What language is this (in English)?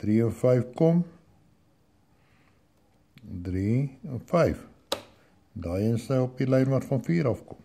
Dutch